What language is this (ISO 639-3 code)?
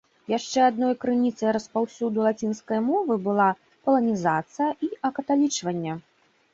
bel